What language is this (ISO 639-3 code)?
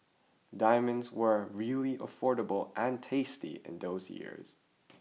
eng